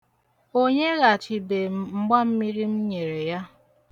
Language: Igbo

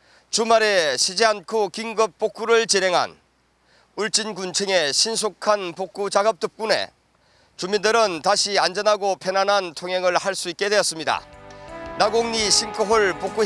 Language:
Korean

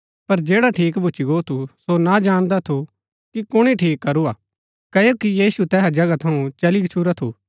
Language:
Gaddi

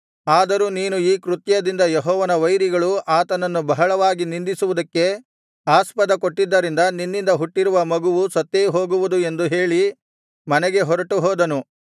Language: Kannada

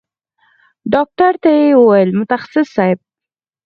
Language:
Pashto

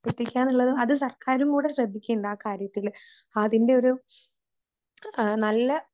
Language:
Malayalam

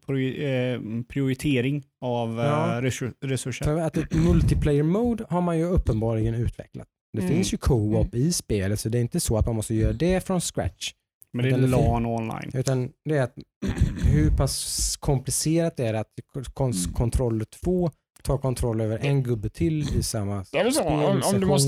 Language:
Swedish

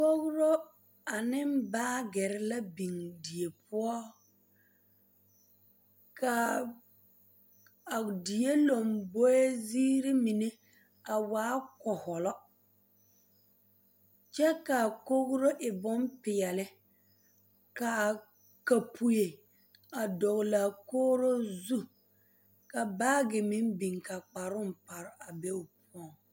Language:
Southern Dagaare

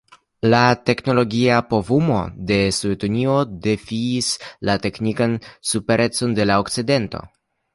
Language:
Esperanto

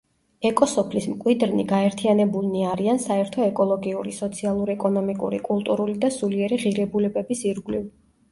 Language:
Georgian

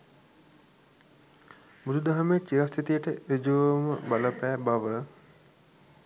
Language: Sinhala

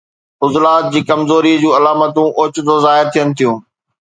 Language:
Sindhi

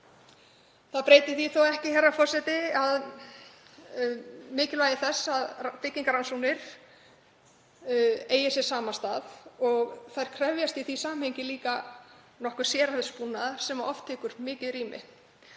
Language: Icelandic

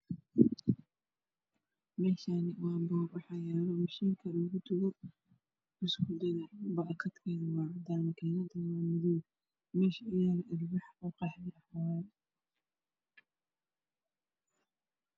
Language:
Somali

